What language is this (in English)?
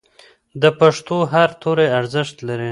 Pashto